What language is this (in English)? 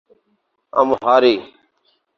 Urdu